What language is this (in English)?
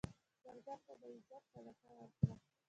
Pashto